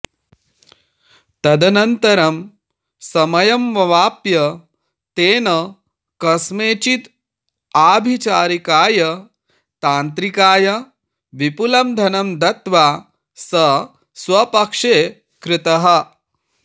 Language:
Sanskrit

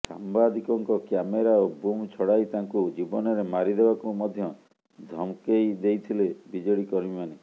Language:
Odia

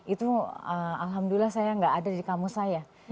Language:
Indonesian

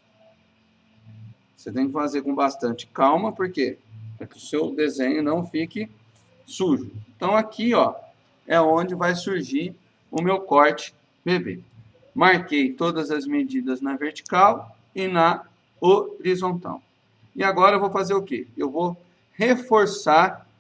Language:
Portuguese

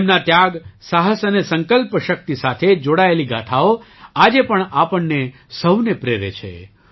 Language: Gujarati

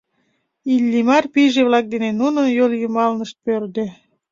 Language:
Mari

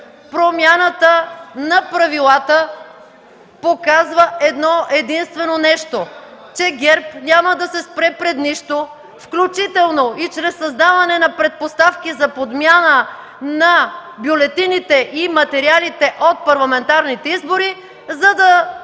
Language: Bulgarian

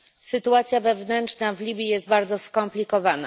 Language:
Polish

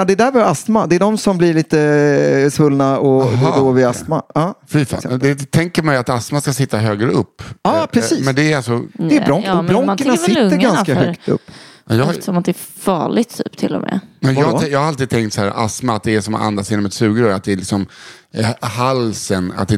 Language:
Swedish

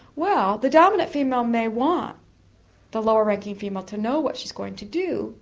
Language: English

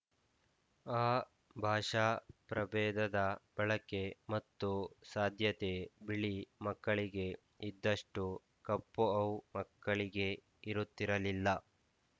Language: Kannada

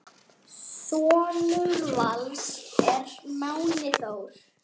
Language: Icelandic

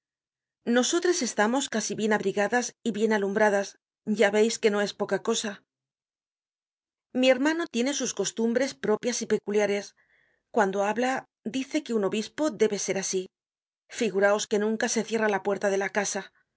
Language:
Spanish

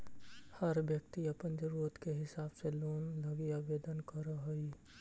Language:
Magahi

